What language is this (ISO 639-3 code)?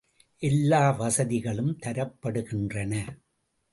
tam